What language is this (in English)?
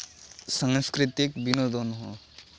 Santali